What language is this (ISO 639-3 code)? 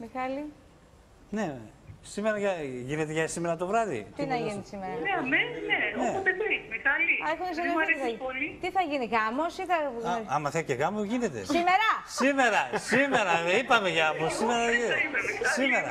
ell